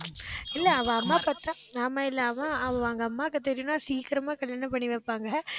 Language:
Tamil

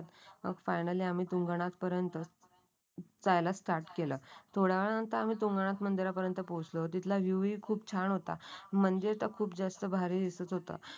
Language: Marathi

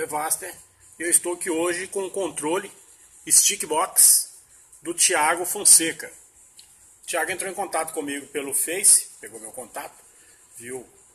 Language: Portuguese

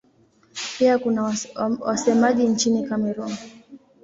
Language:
Swahili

